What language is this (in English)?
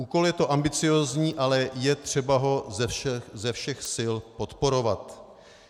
Czech